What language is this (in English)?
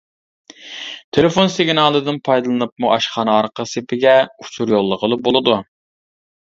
Uyghur